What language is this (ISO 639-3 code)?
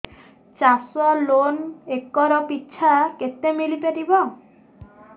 ori